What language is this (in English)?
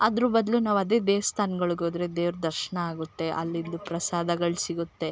Kannada